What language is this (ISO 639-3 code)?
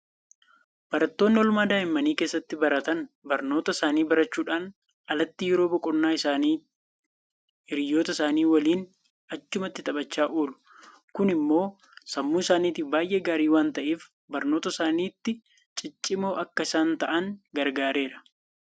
orm